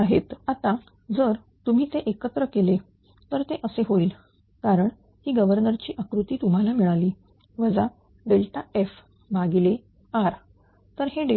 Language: Marathi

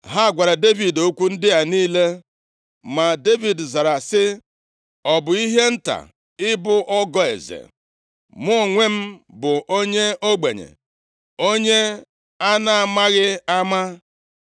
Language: Igbo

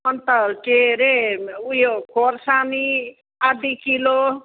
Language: Nepali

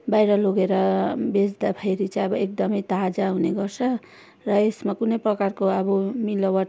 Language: Nepali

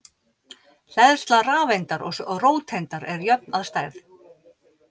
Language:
Icelandic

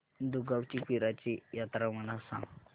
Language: Marathi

